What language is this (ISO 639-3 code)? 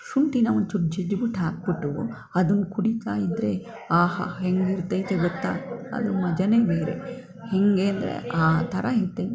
kan